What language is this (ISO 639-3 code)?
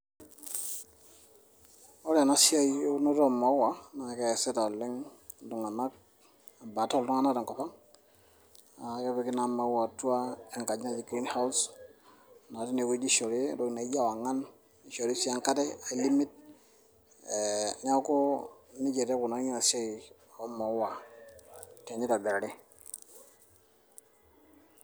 mas